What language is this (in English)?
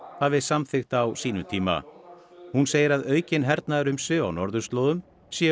Icelandic